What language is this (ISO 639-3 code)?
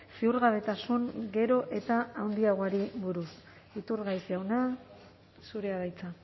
eus